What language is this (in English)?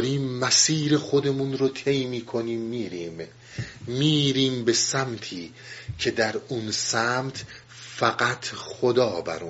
Persian